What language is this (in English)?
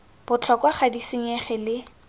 Tswana